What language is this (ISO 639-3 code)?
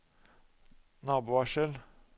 nor